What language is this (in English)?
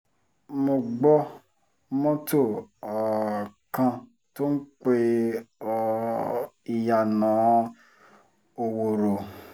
Yoruba